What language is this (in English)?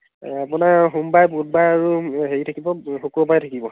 Assamese